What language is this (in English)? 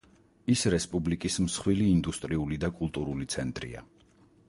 Georgian